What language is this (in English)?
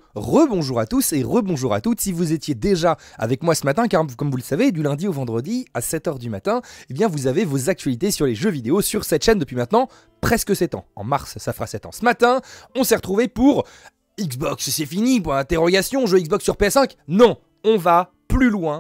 French